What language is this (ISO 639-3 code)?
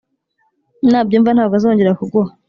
kin